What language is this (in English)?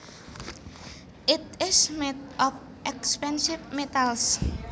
Javanese